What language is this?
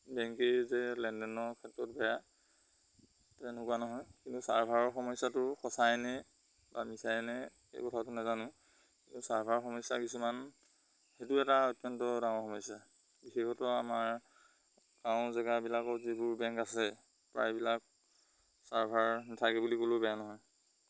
Assamese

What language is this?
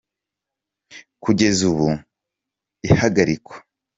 Kinyarwanda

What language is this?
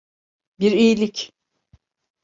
Turkish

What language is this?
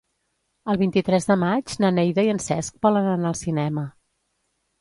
Catalan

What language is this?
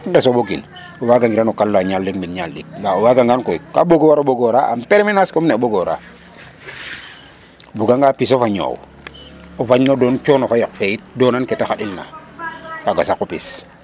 Serer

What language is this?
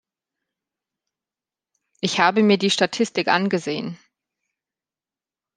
German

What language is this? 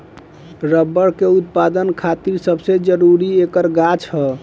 Bhojpuri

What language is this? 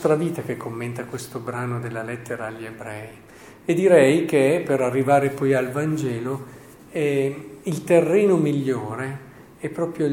Italian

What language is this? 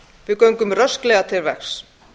Icelandic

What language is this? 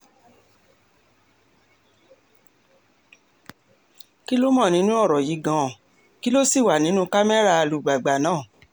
Yoruba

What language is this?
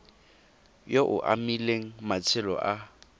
Tswana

